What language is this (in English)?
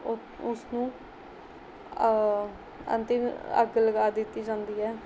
Punjabi